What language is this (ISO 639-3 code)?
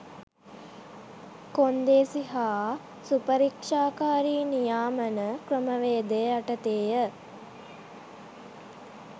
sin